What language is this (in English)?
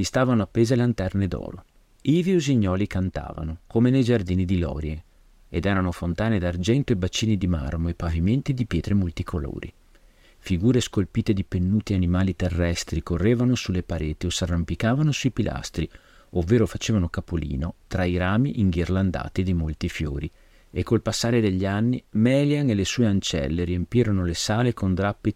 Italian